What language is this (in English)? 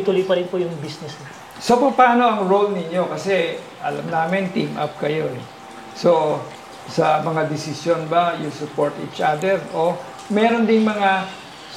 Filipino